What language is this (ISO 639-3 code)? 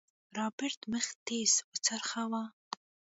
pus